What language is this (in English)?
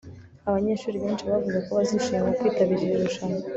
Kinyarwanda